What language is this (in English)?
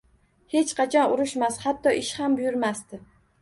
Uzbek